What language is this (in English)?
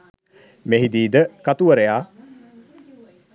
Sinhala